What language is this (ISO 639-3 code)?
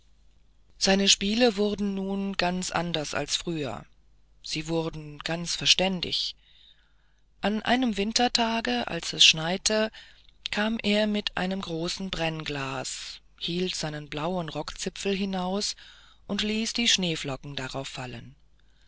deu